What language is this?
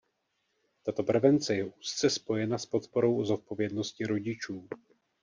Czech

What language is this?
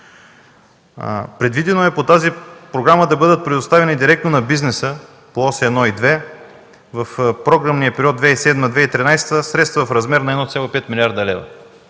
Bulgarian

